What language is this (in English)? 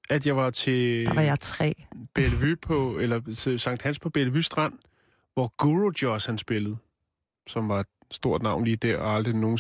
Danish